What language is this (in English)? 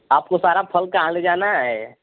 Hindi